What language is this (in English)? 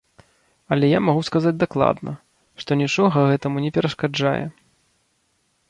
Belarusian